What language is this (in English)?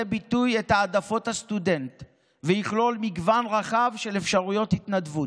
Hebrew